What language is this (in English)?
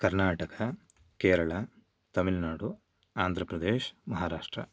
Sanskrit